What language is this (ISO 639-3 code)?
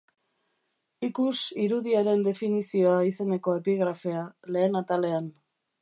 eus